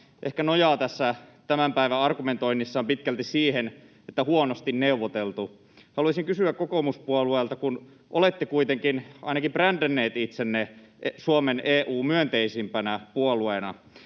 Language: Finnish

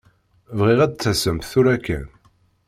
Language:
Kabyle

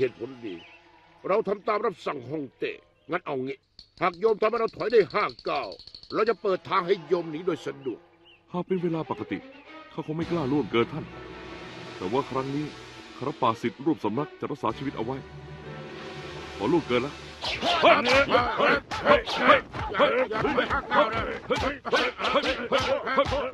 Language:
Thai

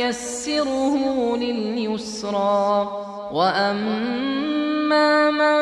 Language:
Arabic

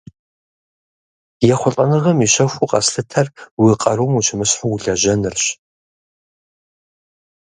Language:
Kabardian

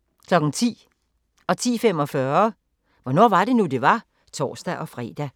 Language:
Danish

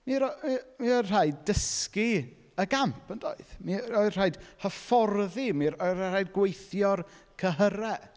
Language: Welsh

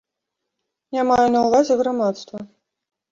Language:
Belarusian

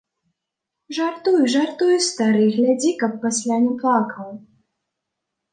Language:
Belarusian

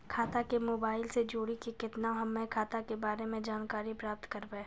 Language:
Maithili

